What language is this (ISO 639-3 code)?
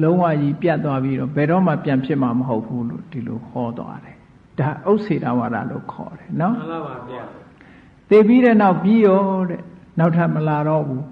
mya